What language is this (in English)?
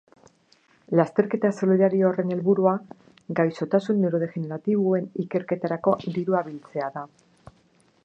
Basque